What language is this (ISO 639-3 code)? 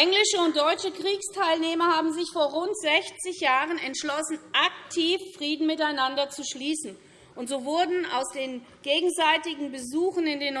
deu